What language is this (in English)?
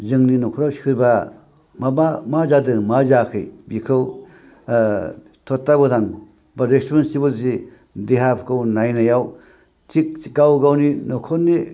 Bodo